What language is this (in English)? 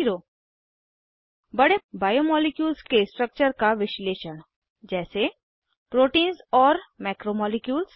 Hindi